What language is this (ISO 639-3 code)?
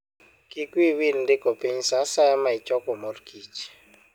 luo